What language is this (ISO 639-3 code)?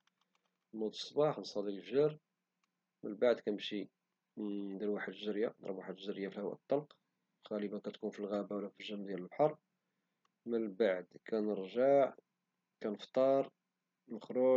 ary